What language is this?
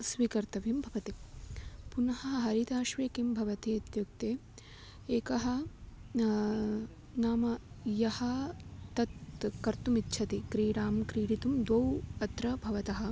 Sanskrit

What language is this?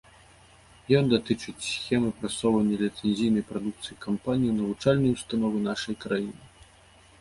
Belarusian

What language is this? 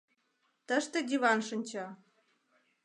Mari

